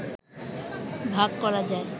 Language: Bangla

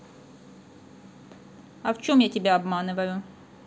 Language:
Russian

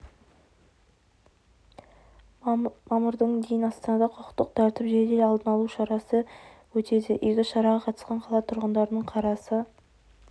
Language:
Kazakh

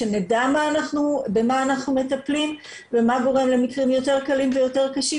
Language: Hebrew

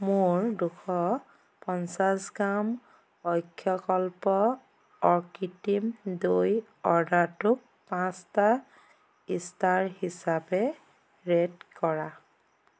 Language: Assamese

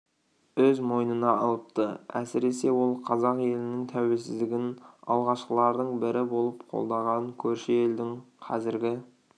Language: Kazakh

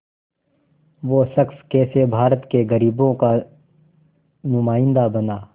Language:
Hindi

